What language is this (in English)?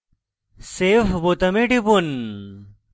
Bangla